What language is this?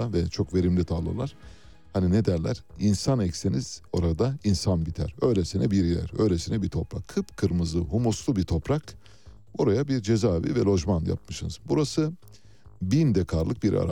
Turkish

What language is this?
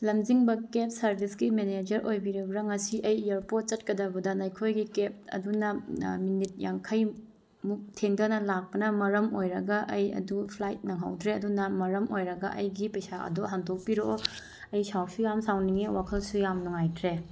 Manipuri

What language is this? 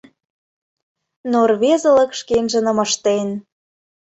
Mari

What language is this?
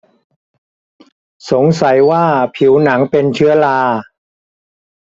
Thai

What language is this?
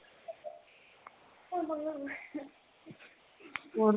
Punjabi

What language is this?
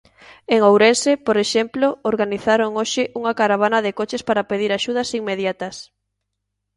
Galician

